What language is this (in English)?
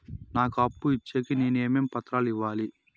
Telugu